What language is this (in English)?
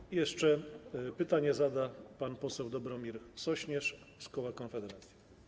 Polish